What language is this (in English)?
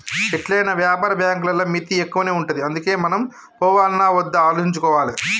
Telugu